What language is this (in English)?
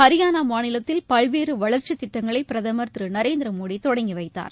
Tamil